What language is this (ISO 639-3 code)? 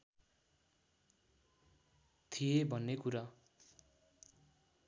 nep